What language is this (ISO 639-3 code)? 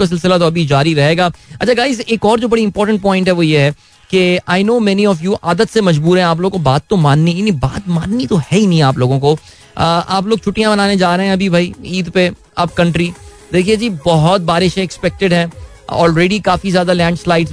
hin